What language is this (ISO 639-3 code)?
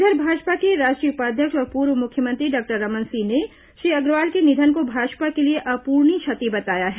hin